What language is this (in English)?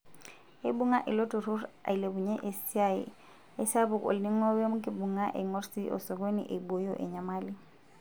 Masai